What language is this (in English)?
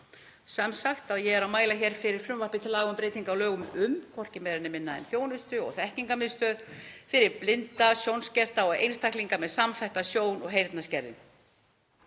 Icelandic